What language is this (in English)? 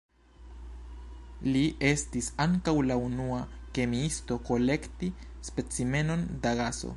Esperanto